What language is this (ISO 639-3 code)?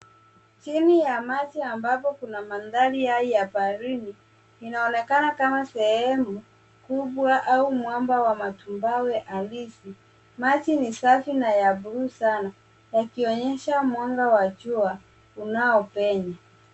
swa